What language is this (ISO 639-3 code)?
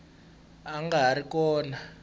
tso